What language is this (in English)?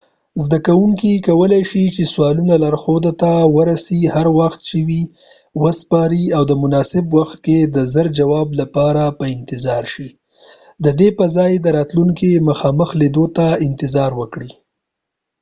Pashto